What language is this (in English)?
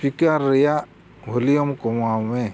Santali